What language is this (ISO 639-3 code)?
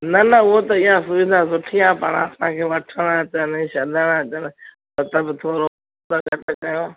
snd